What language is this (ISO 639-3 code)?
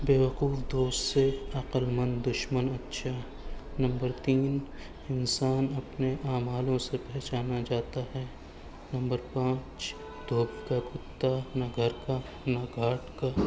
urd